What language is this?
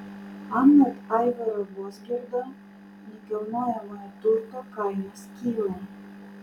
Lithuanian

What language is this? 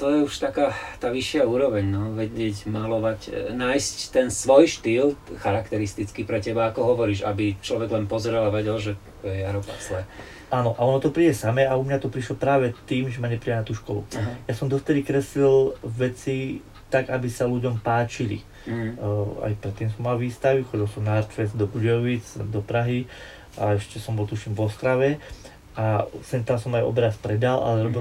Slovak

